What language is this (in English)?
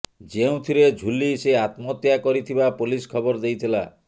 Odia